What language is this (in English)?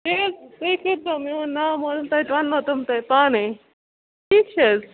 Kashmiri